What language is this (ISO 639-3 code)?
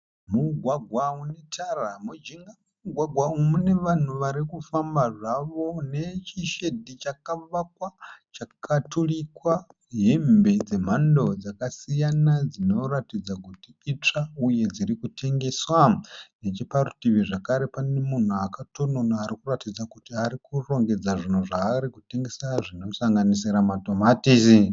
sna